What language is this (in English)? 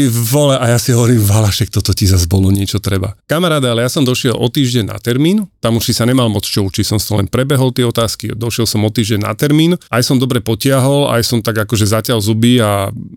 Slovak